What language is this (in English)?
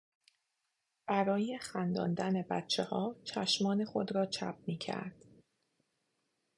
Persian